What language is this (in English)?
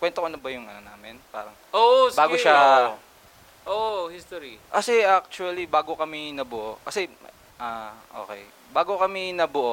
Filipino